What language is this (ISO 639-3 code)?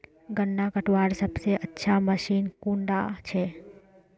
mag